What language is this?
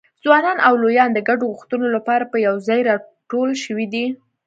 Pashto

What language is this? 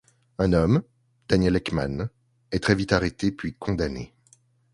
French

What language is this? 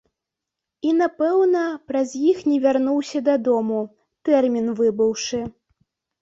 Belarusian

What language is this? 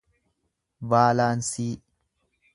Oromo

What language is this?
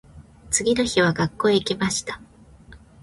Japanese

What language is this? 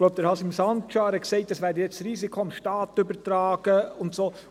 Swiss German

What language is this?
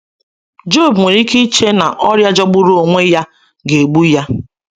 Igbo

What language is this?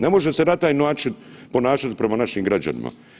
Croatian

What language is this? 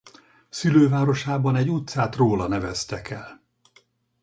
Hungarian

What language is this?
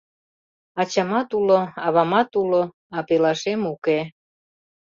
Mari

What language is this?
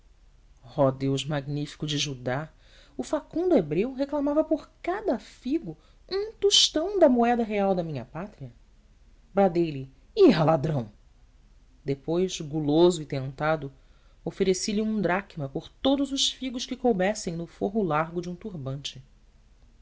Portuguese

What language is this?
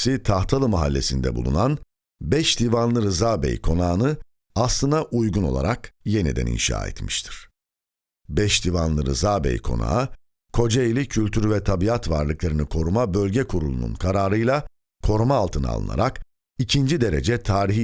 Turkish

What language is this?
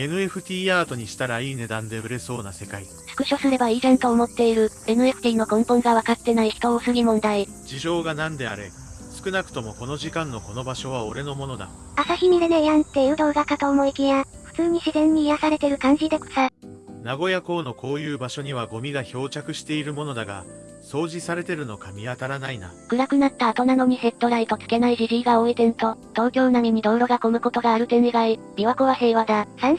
Japanese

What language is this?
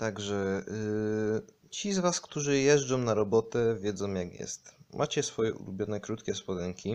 Polish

